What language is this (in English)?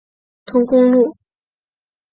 Chinese